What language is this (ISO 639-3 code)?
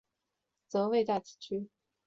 zho